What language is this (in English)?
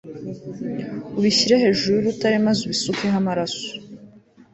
Kinyarwanda